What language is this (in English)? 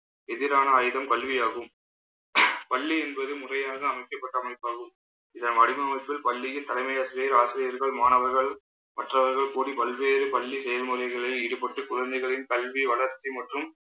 Tamil